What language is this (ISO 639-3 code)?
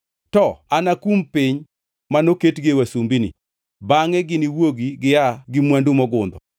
luo